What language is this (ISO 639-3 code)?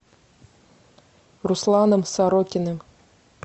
rus